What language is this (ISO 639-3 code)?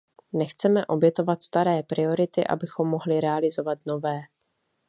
ces